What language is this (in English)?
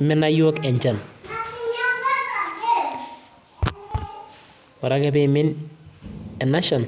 Masai